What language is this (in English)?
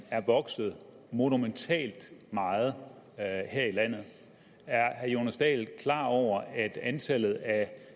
Danish